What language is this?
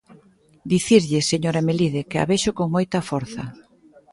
Galician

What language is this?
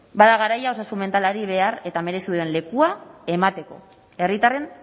Basque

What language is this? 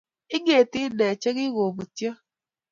Kalenjin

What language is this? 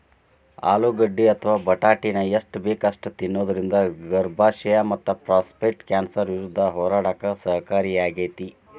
Kannada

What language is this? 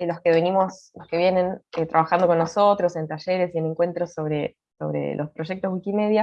Spanish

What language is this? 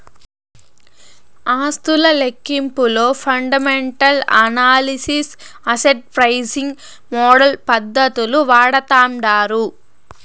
Telugu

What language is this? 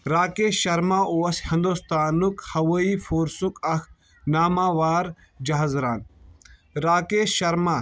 Kashmiri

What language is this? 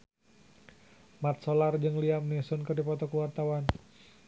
Sundanese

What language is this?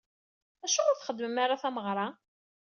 Kabyle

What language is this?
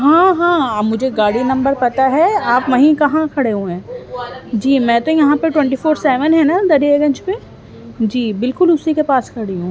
Urdu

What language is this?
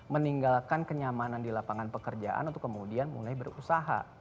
Indonesian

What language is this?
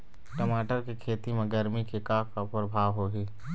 Chhattisgarhi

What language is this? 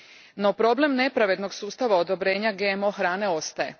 Croatian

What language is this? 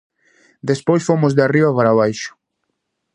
Galician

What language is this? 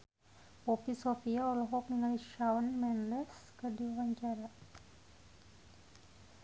Sundanese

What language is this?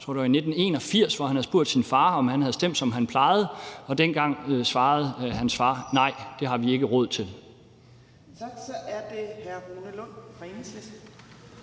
Danish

